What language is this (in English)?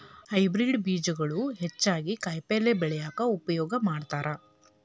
Kannada